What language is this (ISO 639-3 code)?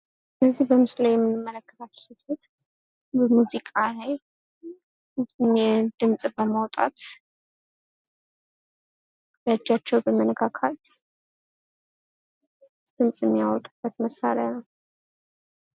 amh